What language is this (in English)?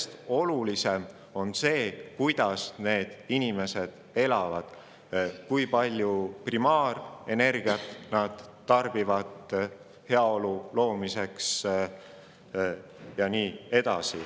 Estonian